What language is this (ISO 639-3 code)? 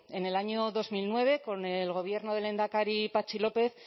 spa